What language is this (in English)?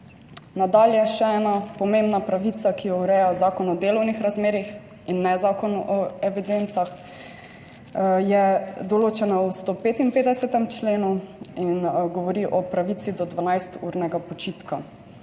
Slovenian